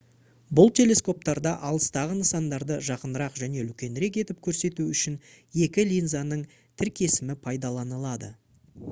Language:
Kazakh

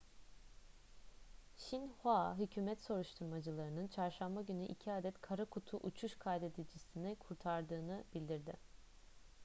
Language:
Turkish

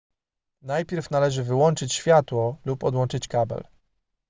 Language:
Polish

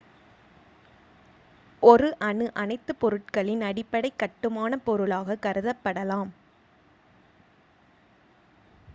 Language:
Tamil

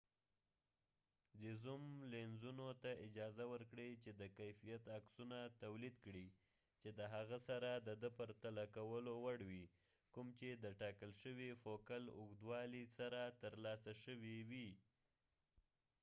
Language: Pashto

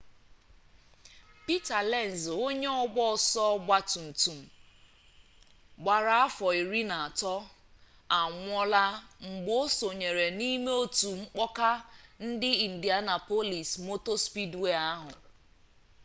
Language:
Igbo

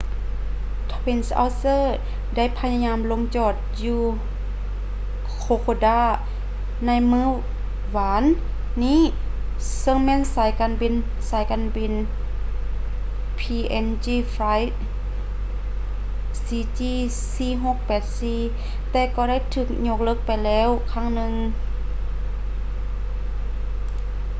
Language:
Lao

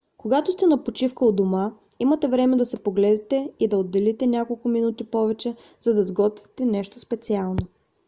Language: Bulgarian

